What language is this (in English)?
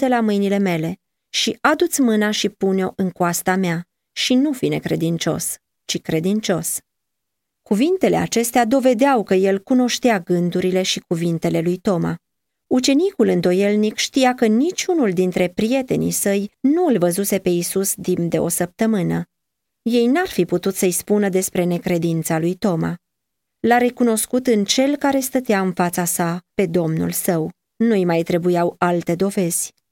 Romanian